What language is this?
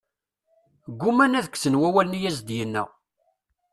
Kabyle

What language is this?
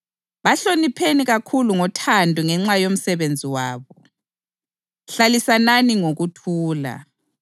North Ndebele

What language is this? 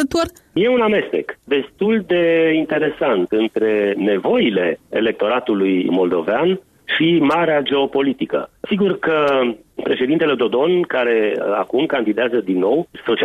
Romanian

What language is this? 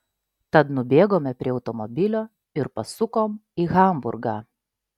Lithuanian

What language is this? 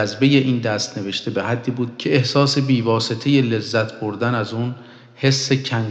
Persian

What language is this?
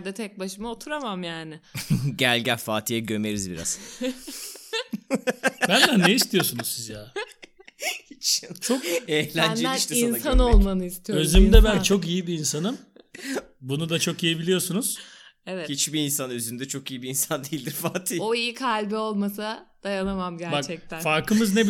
Turkish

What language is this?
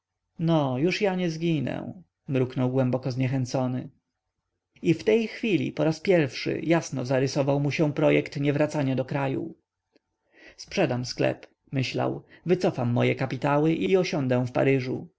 Polish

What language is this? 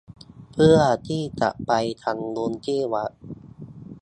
Thai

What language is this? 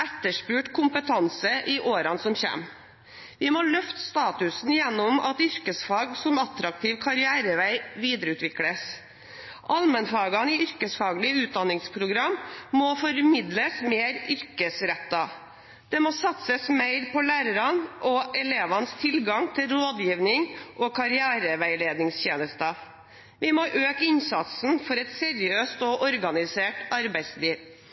Norwegian Bokmål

